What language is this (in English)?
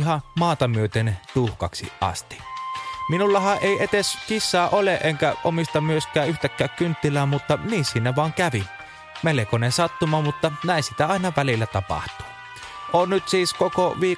Finnish